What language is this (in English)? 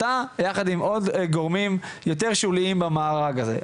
Hebrew